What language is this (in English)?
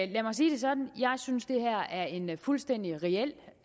Danish